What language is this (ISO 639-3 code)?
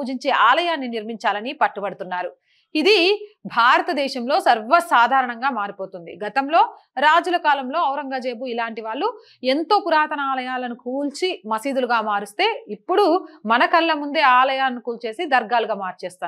tel